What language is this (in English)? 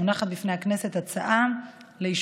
Hebrew